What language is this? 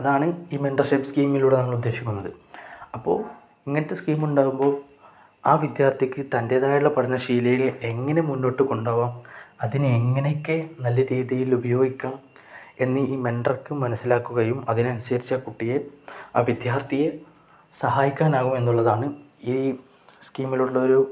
Malayalam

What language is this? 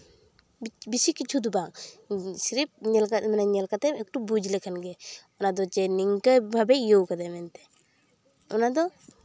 Santali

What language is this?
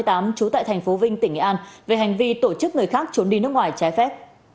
Vietnamese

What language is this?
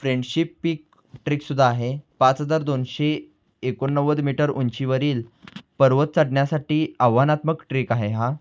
Marathi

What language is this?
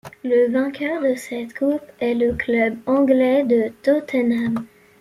French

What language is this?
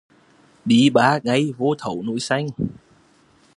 Vietnamese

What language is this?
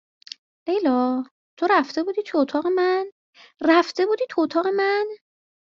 Persian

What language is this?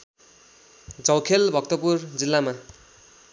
Nepali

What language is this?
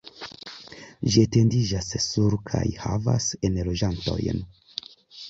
Esperanto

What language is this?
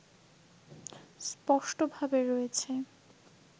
Bangla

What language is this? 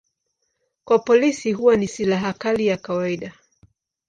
Swahili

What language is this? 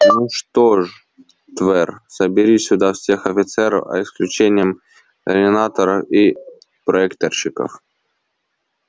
Russian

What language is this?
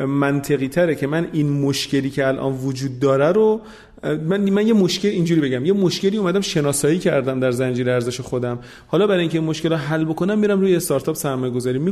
Persian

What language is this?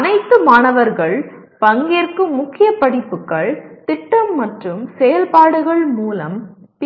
Tamil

